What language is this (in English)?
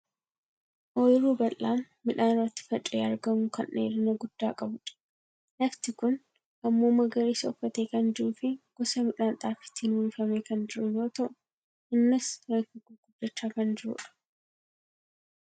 Oromo